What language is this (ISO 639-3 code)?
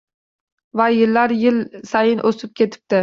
uzb